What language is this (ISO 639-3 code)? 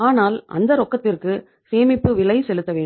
tam